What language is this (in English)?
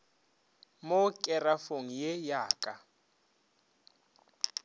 Northern Sotho